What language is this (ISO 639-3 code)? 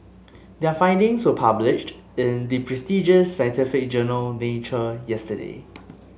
eng